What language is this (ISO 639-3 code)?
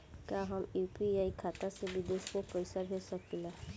bho